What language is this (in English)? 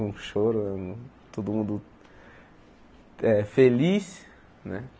Portuguese